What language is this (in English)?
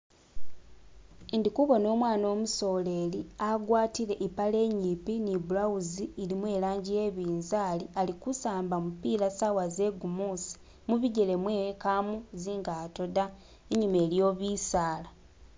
Masaaba